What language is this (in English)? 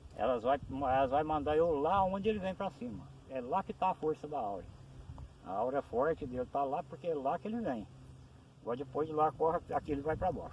Portuguese